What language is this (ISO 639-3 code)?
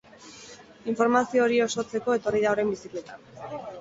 eus